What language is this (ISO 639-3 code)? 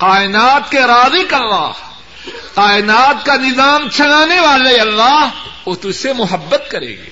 urd